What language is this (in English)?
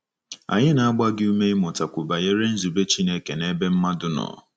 Igbo